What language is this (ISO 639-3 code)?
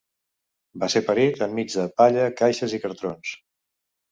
cat